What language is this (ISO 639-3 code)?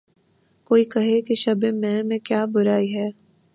urd